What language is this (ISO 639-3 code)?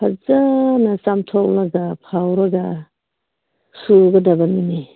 mni